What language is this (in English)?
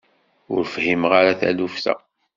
Kabyle